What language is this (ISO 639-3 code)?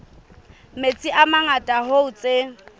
sot